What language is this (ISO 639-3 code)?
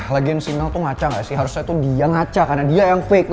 ind